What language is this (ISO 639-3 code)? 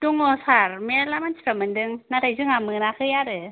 brx